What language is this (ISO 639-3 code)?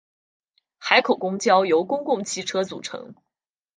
zho